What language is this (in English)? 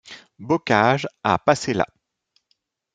French